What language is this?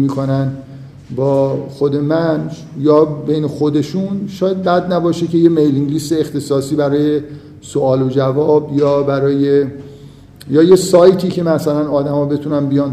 Persian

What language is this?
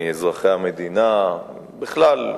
Hebrew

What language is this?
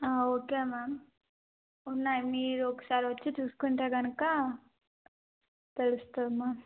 Telugu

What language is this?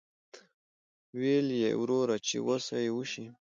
Pashto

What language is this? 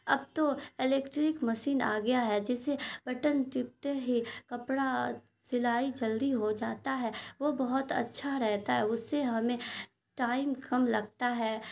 Urdu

